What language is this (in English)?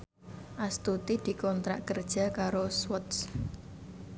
Javanese